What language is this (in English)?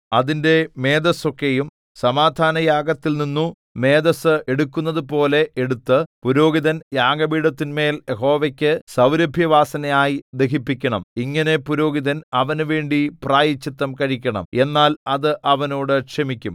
Malayalam